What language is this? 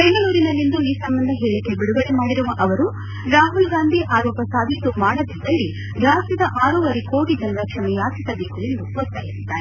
Kannada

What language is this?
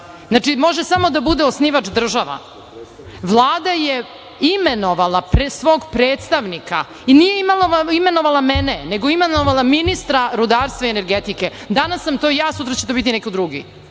Serbian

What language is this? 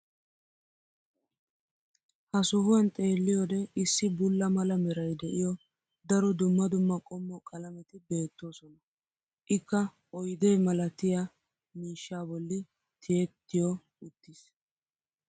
Wolaytta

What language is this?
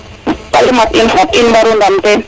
Serer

